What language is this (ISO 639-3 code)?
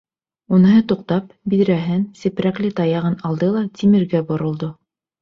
bak